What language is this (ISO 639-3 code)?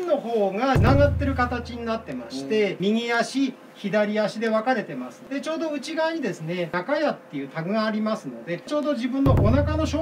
jpn